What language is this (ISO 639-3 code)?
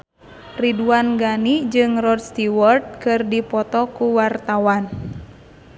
sun